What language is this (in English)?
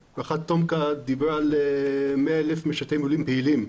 Hebrew